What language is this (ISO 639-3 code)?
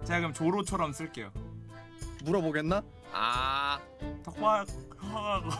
kor